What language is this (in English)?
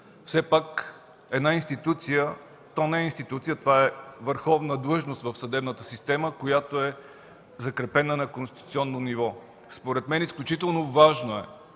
Bulgarian